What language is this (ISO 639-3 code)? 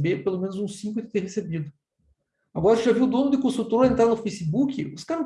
por